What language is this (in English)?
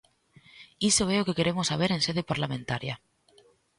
Galician